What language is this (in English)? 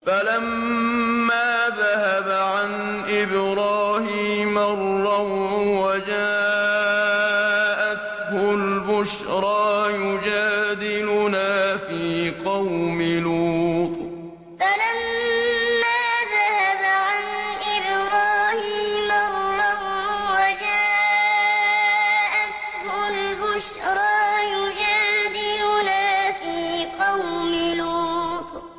Arabic